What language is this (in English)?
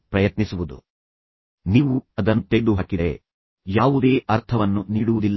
Kannada